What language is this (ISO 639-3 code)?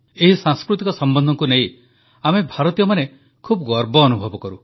ori